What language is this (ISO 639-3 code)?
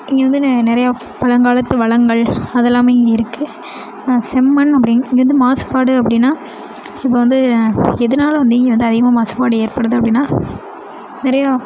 tam